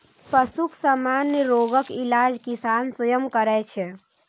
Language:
Maithili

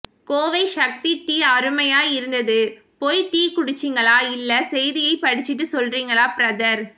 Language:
Tamil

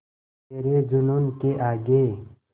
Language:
Hindi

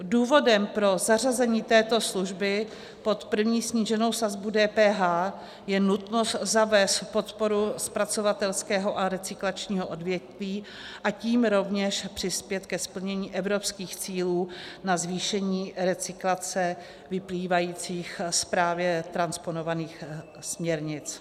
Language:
Czech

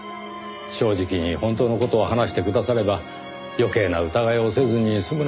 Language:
Japanese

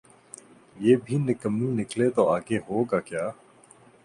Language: Urdu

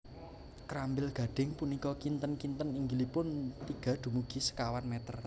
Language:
Javanese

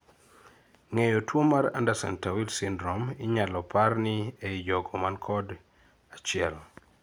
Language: Luo (Kenya and Tanzania)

